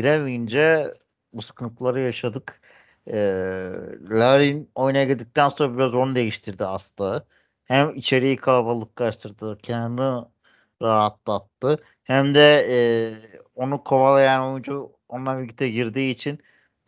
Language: Turkish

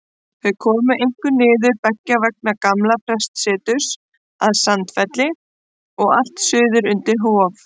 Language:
Icelandic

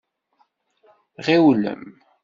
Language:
Kabyle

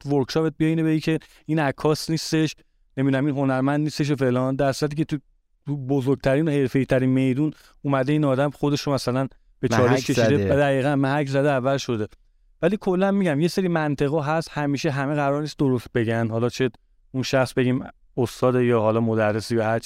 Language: Persian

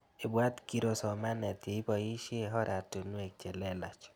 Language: Kalenjin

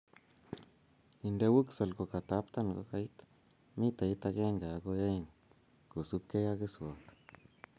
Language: Kalenjin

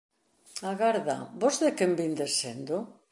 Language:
Galician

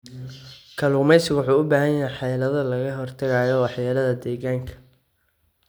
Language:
Somali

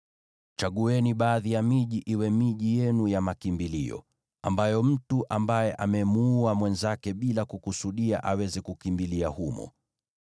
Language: Swahili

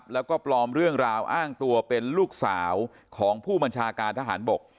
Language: Thai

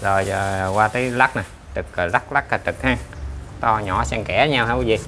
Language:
Vietnamese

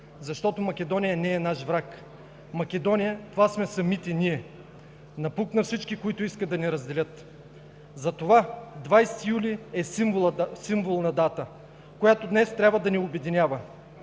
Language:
Bulgarian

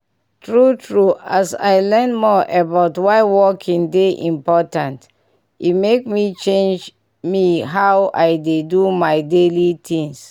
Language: Nigerian Pidgin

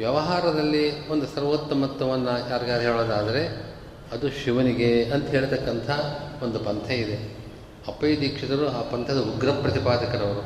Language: Kannada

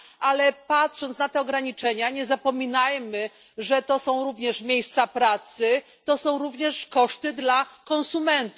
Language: Polish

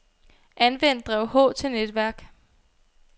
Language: Danish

